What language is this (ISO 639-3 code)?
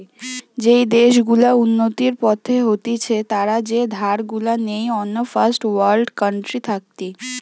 ben